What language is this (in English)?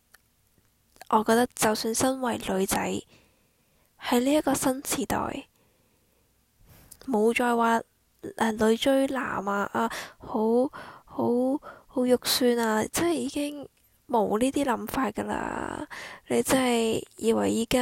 Chinese